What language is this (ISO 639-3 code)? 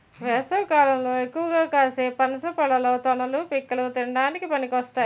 tel